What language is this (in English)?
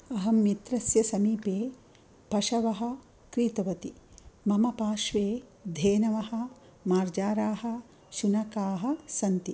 Sanskrit